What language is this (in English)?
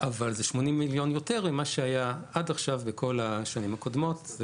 Hebrew